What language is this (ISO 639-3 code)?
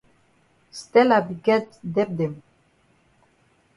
wes